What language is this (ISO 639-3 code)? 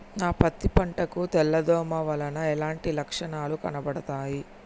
tel